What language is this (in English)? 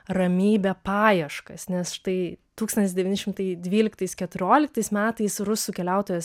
Lithuanian